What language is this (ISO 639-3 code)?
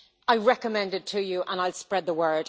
eng